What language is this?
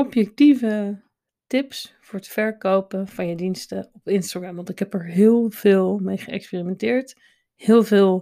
Dutch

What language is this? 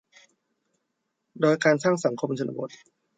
Thai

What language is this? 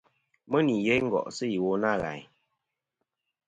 Kom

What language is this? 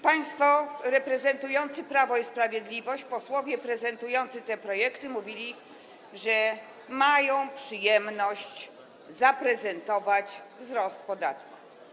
Polish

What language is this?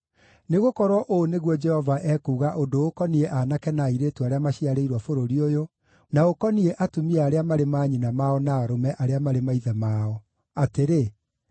Kikuyu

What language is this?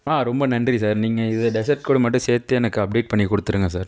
Tamil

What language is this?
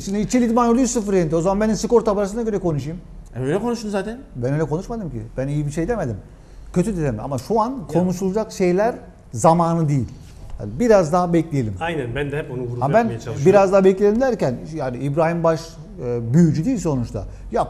Turkish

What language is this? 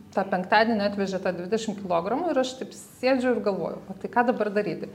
Lithuanian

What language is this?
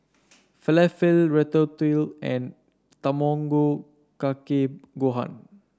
English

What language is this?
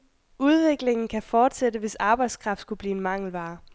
Danish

